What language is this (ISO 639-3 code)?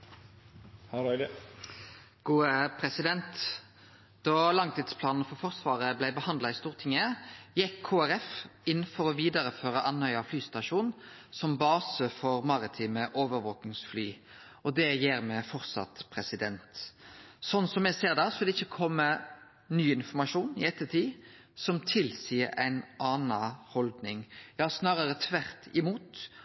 nno